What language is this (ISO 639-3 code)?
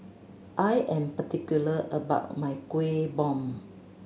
eng